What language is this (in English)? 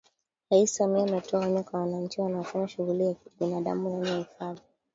Swahili